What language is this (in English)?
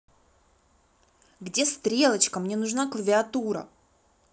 Russian